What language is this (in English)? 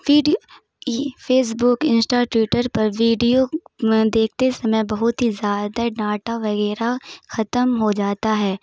Urdu